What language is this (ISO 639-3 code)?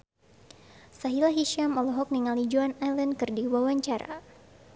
sun